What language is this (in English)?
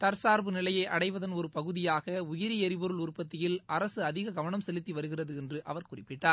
Tamil